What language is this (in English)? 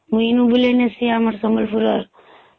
Odia